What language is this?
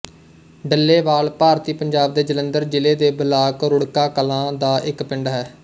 Punjabi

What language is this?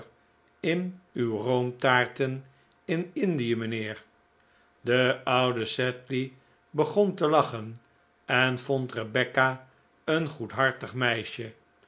Dutch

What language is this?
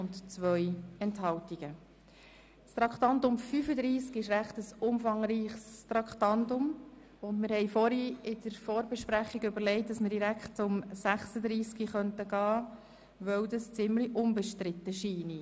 Swiss German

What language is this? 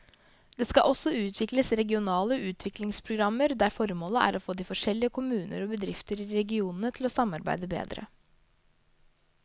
Norwegian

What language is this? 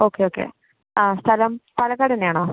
Malayalam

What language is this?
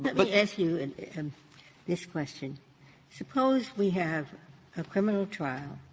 English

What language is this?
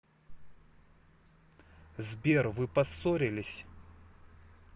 Russian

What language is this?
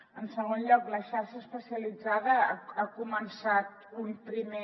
Catalan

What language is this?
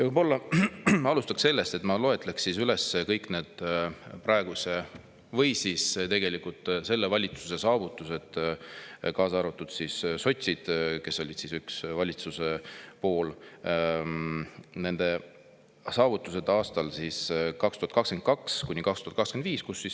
Estonian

